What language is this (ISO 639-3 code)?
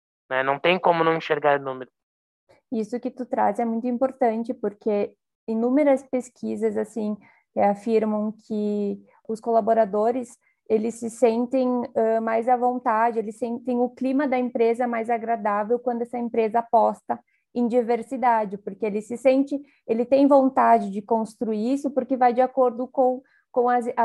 por